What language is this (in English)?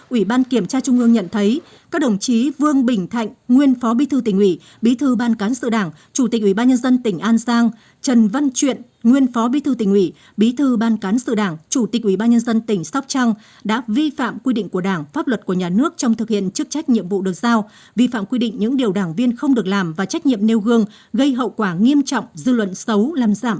Vietnamese